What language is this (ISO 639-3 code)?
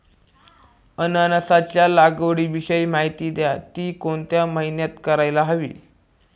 mar